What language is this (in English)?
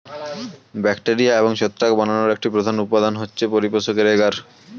Bangla